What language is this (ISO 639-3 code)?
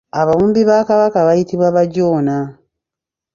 lug